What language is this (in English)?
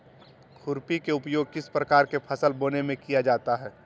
Magahi